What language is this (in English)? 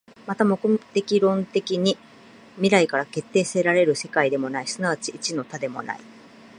Japanese